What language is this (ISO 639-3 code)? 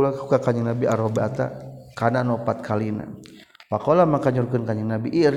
msa